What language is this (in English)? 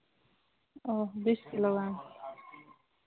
Santali